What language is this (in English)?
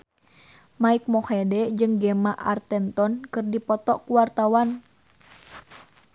Sundanese